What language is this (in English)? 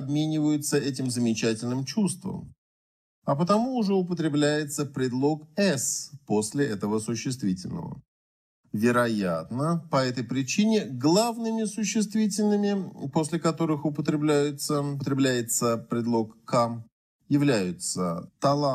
Russian